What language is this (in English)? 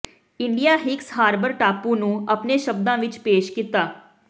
Punjabi